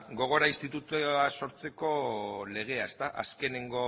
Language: Basque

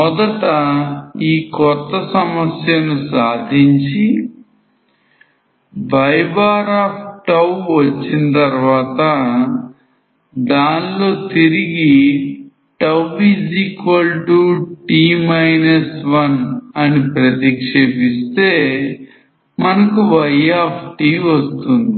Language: Telugu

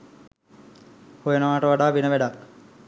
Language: Sinhala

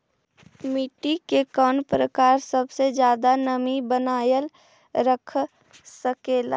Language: Magahi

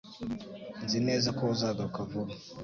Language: Kinyarwanda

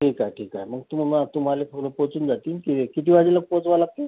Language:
Marathi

